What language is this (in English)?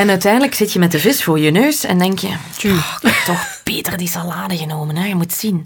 Dutch